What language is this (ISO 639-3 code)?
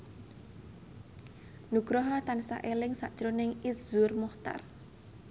jav